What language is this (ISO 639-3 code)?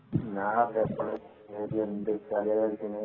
mal